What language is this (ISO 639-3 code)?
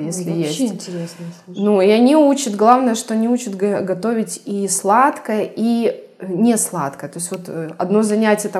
rus